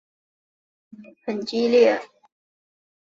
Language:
Chinese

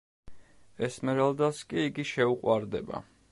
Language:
Georgian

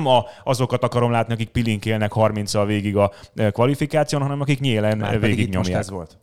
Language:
Hungarian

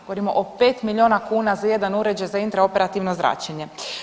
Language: Croatian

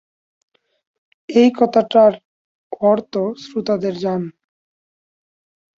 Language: Bangla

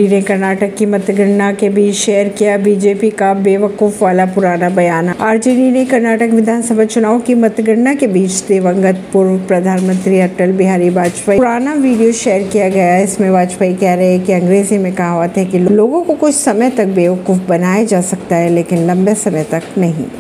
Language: Hindi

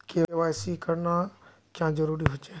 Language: Magahi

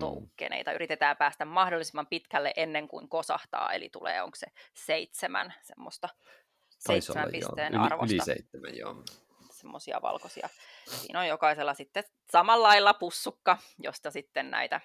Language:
Finnish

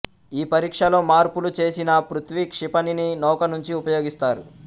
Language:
Telugu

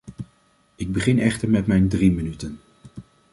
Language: Dutch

